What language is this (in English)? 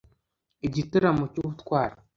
Kinyarwanda